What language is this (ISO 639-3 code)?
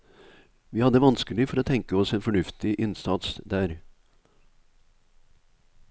nor